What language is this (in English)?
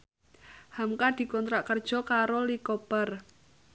Javanese